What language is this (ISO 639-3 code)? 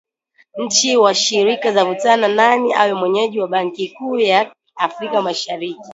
swa